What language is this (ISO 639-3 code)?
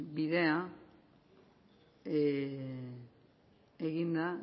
eus